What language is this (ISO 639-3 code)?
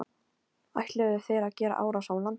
isl